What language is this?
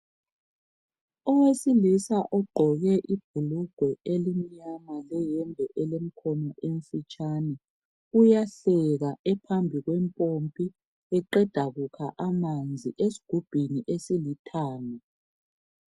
North Ndebele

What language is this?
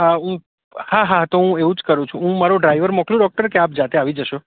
Gujarati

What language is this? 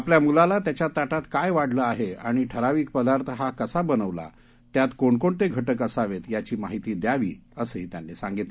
Marathi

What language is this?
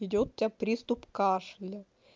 Russian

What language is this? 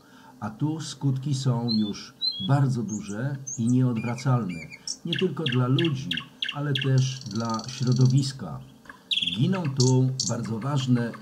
Polish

